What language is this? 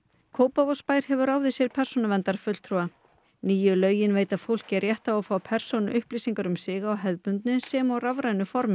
Icelandic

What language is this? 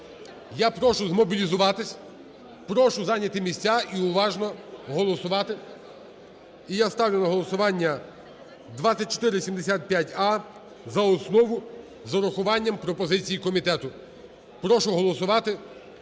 Ukrainian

